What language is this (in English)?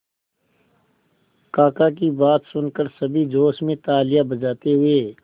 Hindi